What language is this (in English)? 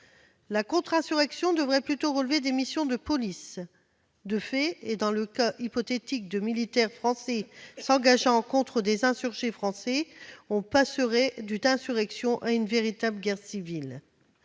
French